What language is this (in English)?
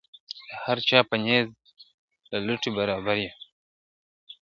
Pashto